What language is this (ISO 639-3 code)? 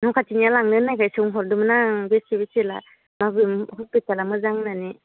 brx